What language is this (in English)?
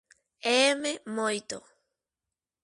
Galician